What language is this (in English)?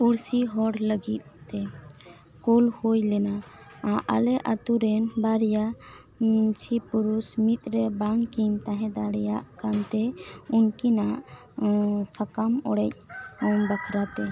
Santali